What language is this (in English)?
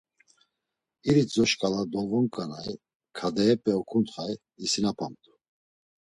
Laz